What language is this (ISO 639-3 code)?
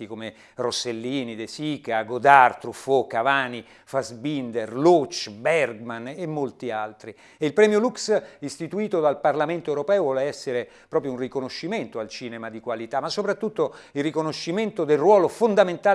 ita